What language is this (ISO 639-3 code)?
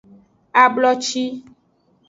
ajg